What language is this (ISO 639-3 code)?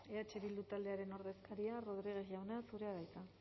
eus